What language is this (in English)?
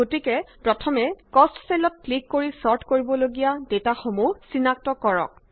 Assamese